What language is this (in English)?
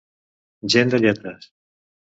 Catalan